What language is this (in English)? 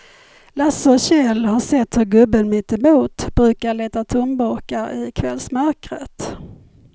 Swedish